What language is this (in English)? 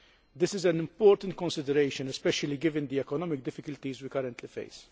English